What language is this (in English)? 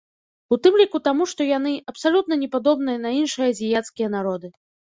Belarusian